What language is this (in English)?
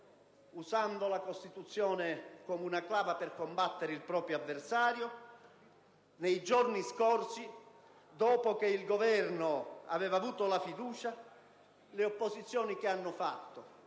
Italian